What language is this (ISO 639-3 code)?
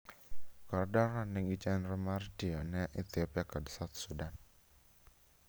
luo